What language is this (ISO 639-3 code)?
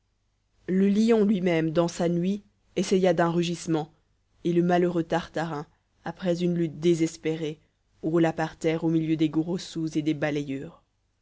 fra